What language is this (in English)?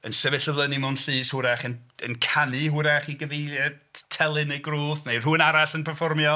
Welsh